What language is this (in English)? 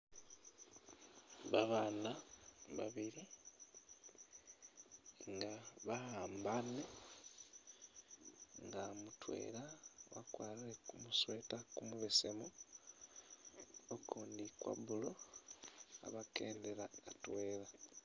Masaaba